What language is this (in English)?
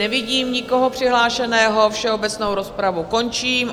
Czech